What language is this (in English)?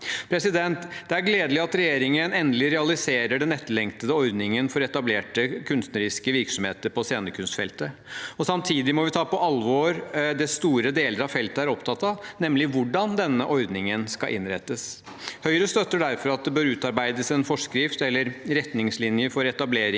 Norwegian